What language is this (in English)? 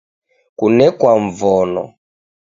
Taita